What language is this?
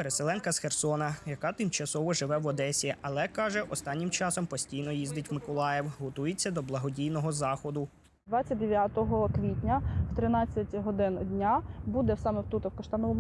Ukrainian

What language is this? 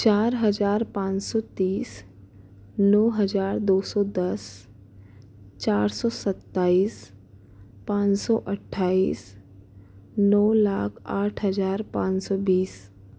Hindi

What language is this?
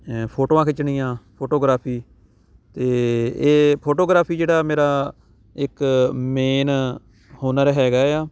Punjabi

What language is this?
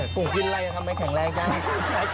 Thai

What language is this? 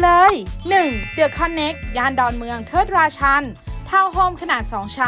Thai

